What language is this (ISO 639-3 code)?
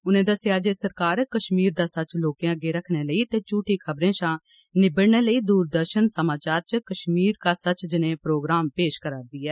doi